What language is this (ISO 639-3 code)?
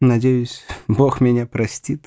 rus